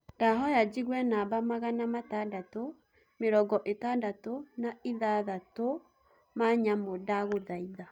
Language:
Kikuyu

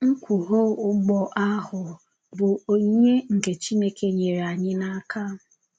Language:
Igbo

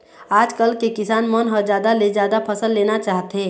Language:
Chhattisgarhi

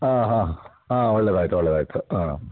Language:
Kannada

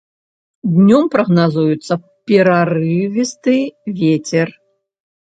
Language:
Belarusian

